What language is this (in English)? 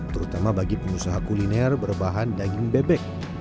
Indonesian